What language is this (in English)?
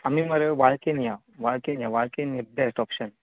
Konkani